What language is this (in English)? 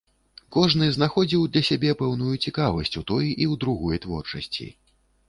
Belarusian